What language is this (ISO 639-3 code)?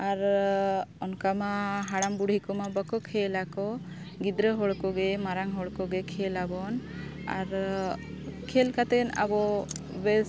sat